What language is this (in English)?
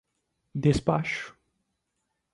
Portuguese